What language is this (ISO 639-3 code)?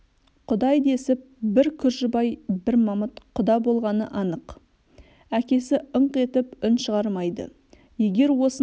kaz